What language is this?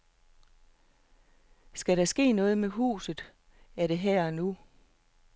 Danish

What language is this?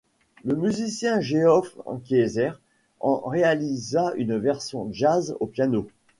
French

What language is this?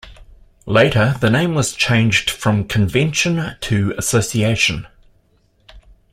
English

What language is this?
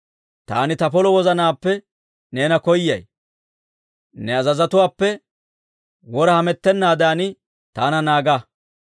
Dawro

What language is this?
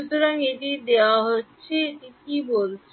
Bangla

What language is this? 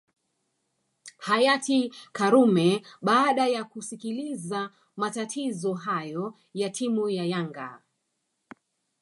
Swahili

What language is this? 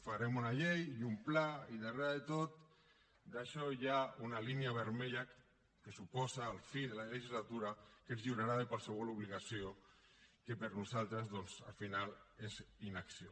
Catalan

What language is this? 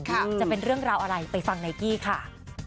Thai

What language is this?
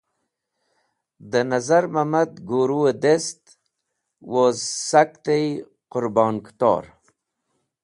Wakhi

